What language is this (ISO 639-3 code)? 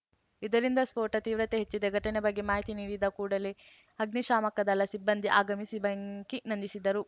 kan